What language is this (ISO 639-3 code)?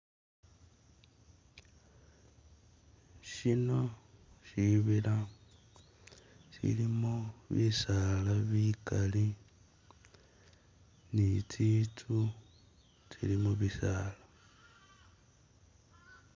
myx